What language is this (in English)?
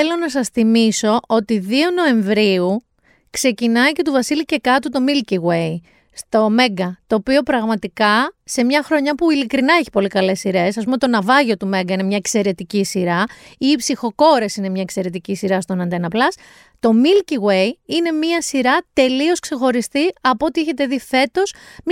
Greek